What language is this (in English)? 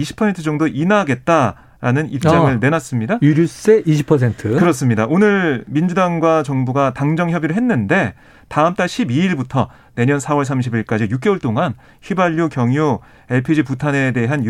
Korean